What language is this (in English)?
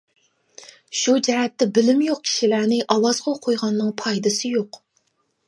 Uyghur